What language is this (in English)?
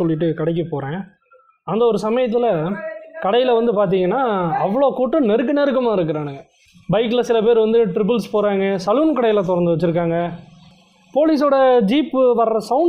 Tamil